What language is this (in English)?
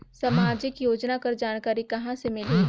Chhattisgarhi